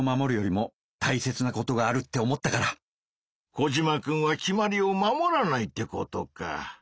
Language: Japanese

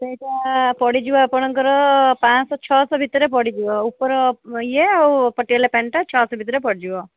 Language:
Odia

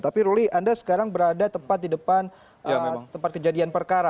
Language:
Indonesian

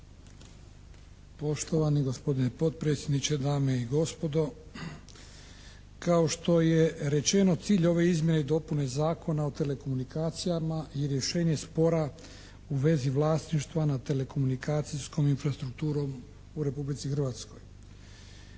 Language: Croatian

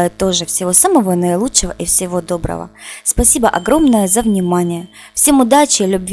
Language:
Russian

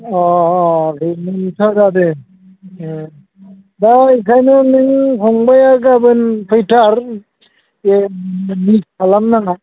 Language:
Bodo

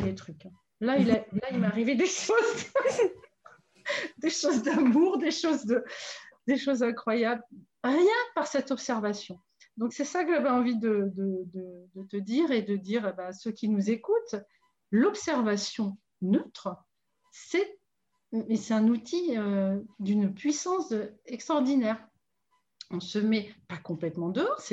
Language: French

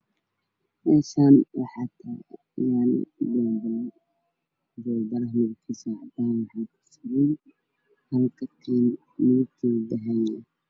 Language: Somali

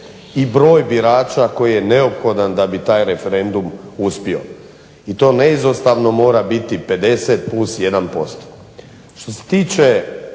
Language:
Croatian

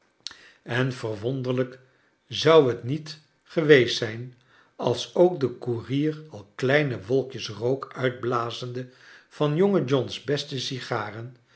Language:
Dutch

